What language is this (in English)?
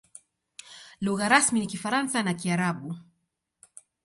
Swahili